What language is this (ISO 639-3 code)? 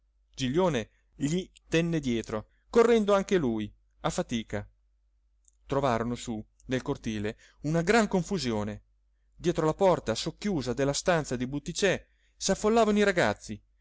ita